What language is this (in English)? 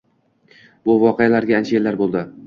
Uzbek